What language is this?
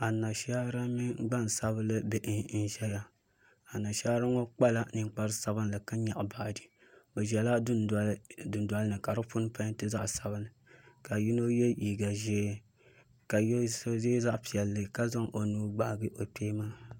Dagbani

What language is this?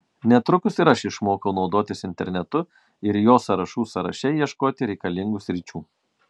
Lithuanian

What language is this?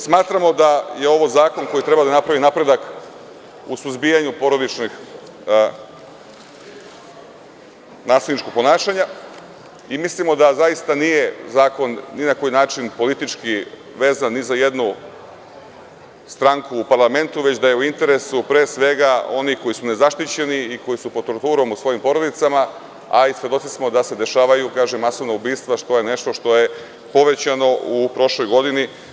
Serbian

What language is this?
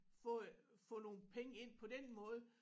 Danish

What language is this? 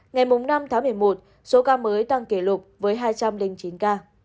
Vietnamese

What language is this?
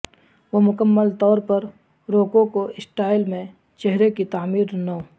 Urdu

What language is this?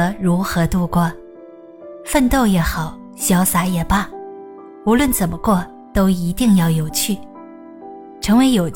Chinese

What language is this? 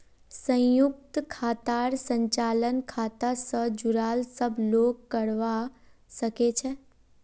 Magahi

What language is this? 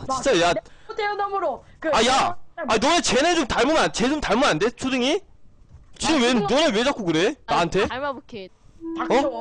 Korean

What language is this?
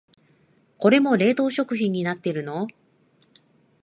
Japanese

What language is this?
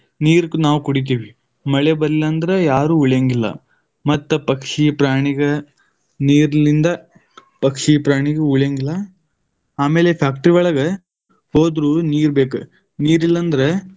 Kannada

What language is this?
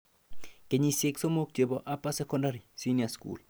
Kalenjin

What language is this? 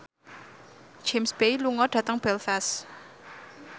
Javanese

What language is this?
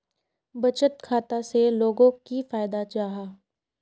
Magahi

